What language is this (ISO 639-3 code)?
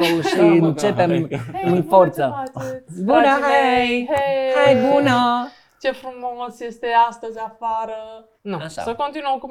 ron